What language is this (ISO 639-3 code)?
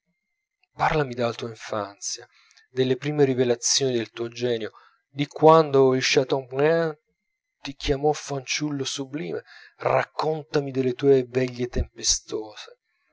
ita